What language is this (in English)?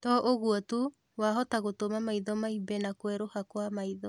Kikuyu